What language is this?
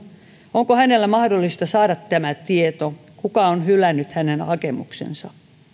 Finnish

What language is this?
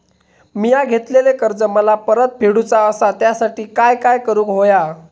Marathi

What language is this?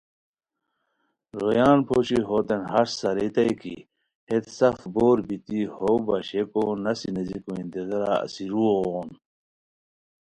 Khowar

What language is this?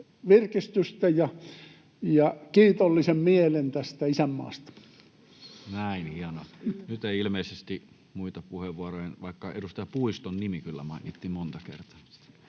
Finnish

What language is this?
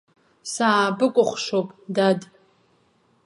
Abkhazian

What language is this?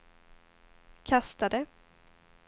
Swedish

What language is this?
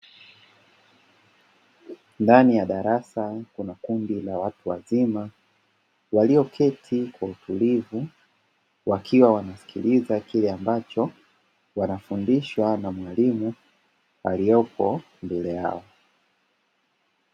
Swahili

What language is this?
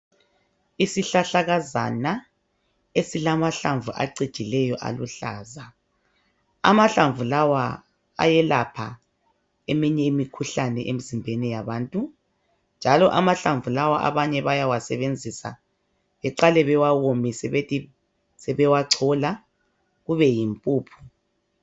North Ndebele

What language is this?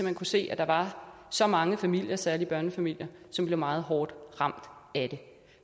Danish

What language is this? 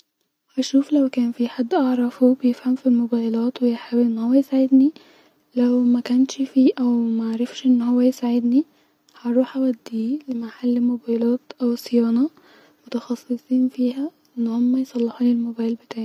Egyptian Arabic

